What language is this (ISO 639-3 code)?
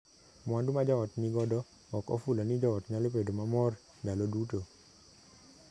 luo